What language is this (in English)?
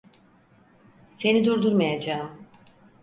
Turkish